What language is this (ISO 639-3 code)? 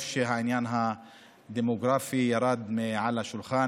heb